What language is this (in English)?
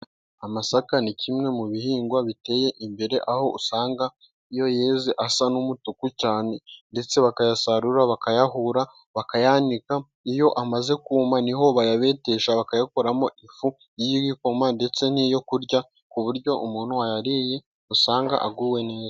Kinyarwanda